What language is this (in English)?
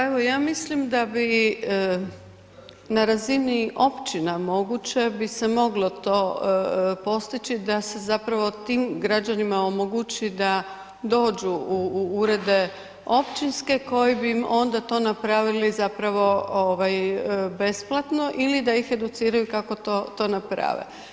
Croatian